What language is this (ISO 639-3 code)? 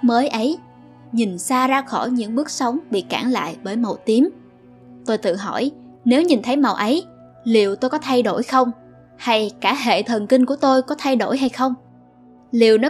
vie